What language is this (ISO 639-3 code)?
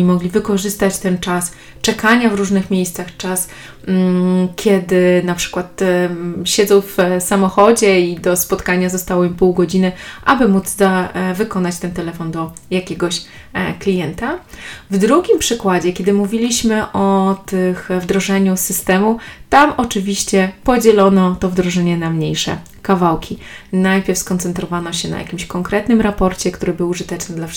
pol